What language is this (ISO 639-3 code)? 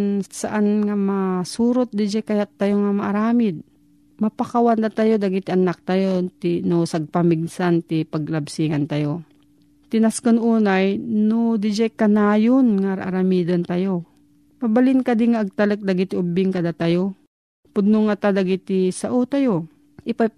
fil